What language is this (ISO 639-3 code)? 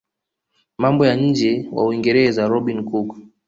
swa